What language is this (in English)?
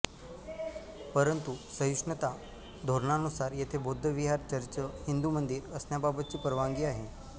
Marathi